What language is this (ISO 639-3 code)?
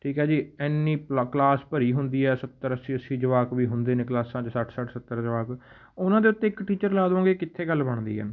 pan